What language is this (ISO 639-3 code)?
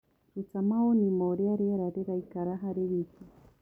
kik